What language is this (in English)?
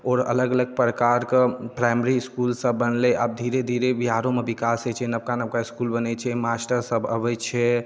Maithili